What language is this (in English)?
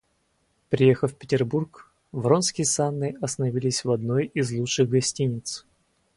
Russian